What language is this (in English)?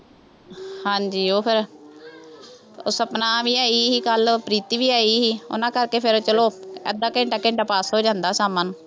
Punjabi